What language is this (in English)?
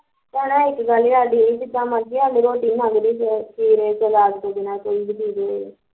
Punjabi